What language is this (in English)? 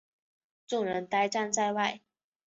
Chinese